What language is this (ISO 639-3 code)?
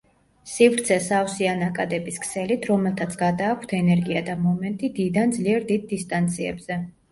kat